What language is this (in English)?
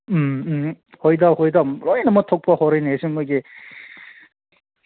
Manipuri